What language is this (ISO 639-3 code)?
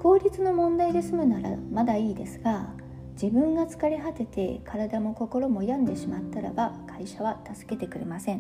jpn